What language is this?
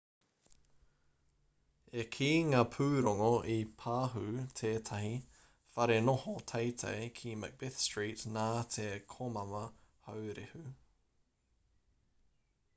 Māori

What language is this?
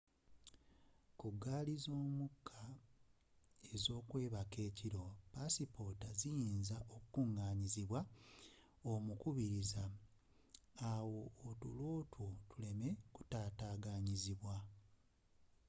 Ganda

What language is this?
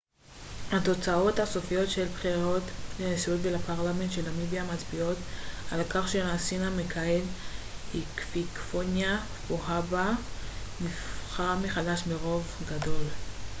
Hebrew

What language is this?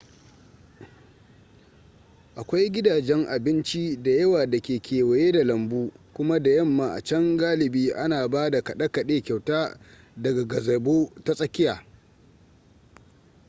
Hausa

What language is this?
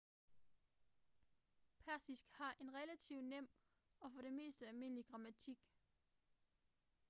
Danish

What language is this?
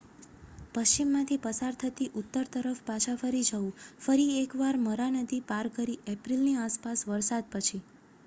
Gujarati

